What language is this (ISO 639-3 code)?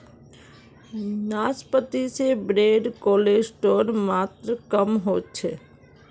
mag